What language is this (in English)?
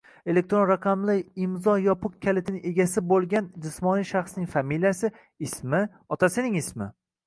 Uzbek